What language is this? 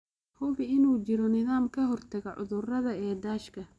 Somali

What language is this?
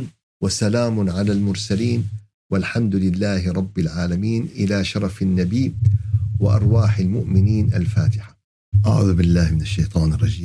Arabic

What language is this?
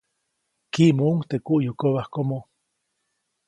Copainalá Zoque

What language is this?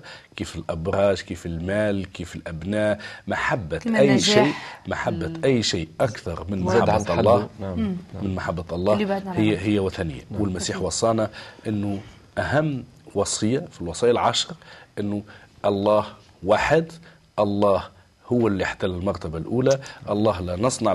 Arabic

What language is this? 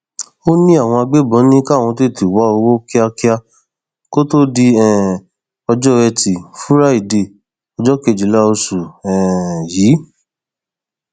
Yoruba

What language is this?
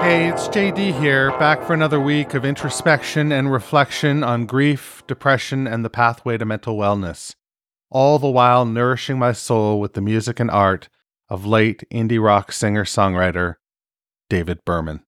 English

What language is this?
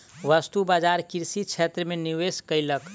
Maithili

